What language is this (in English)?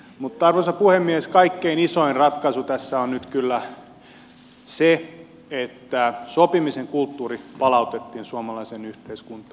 Finnish